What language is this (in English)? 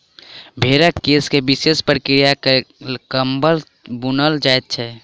Maithili